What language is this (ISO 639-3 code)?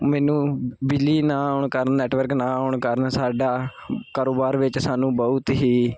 pan